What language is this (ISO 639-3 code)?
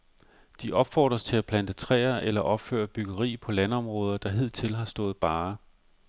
dan